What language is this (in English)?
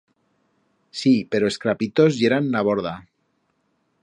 Aragonese